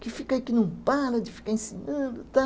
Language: Portuguese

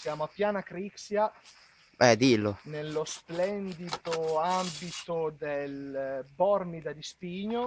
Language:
Italian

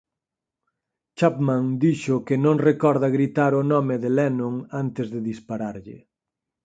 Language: Galician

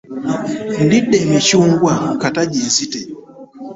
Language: Ganda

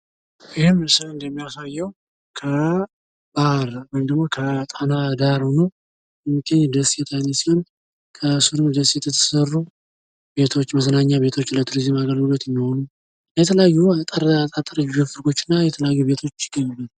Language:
Amharic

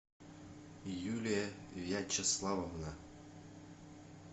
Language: Russian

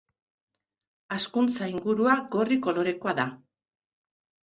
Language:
Basque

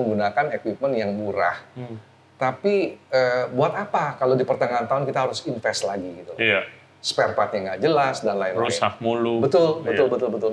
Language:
Indonesian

